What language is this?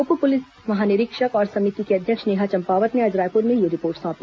Hindi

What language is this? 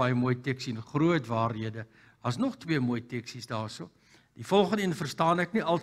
Dutch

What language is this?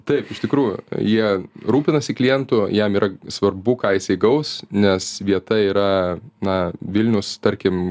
Lithuanian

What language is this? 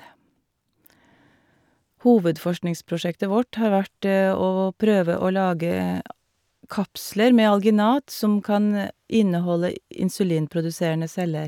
Norwegian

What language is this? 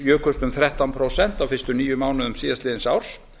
Icelandic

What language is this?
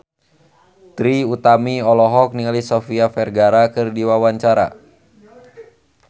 Sundanese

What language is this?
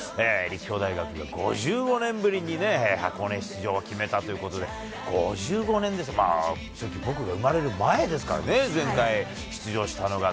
Japanese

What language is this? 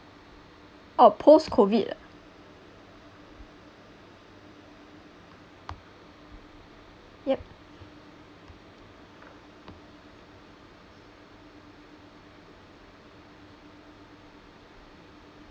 English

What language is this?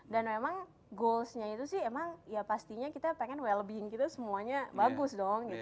Indonesian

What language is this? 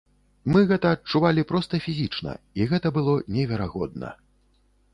Belarusian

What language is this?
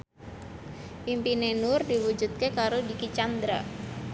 Javanese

